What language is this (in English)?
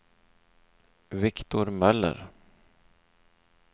Swedish